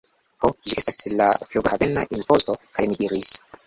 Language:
Esperanto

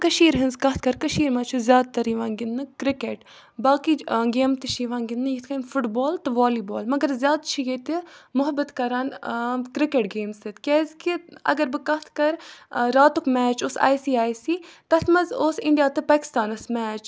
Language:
Kashmiri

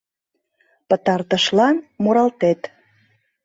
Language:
Mari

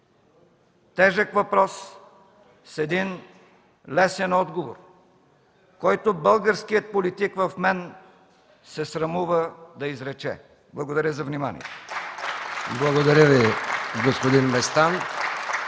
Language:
Bulgarian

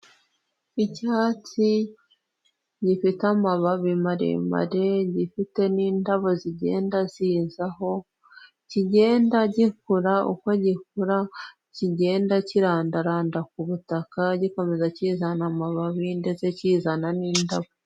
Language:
Kinyarwanda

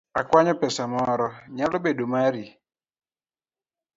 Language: Luo (Kenya and Tanzania)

